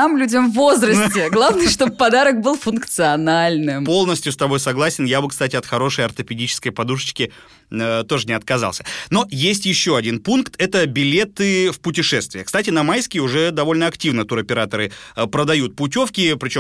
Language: Russian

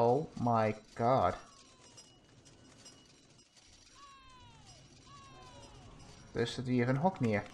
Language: Dutch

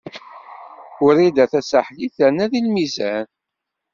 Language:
Kabyle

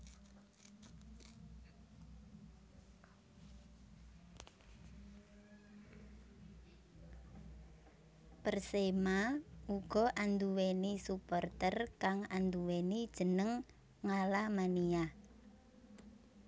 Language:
Javanese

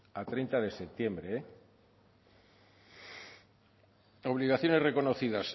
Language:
Spanish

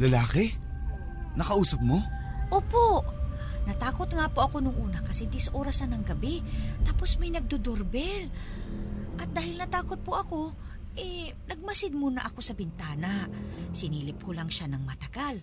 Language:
Filipino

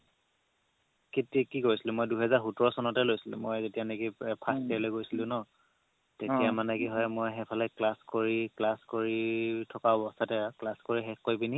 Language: Assamese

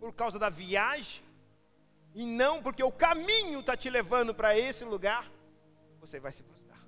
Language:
Portuguese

